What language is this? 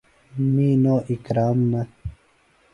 Phalura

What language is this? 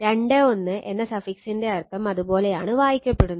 Malayalam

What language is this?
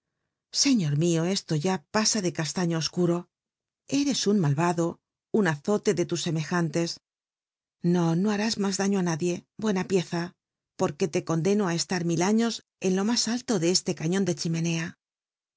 Spanish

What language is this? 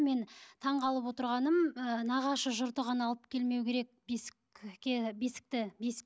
Kazakh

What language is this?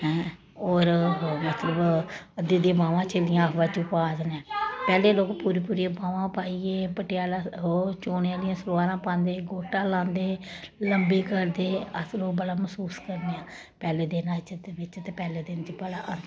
Dogri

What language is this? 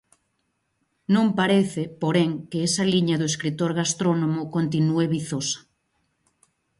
Galician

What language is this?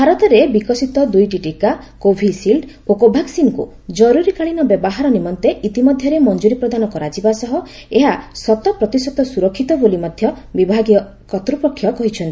Odia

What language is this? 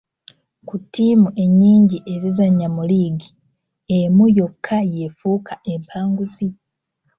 Ganda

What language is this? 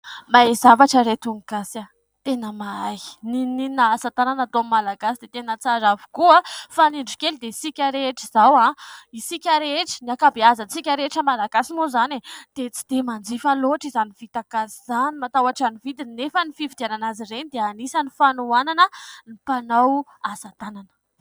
Malagasy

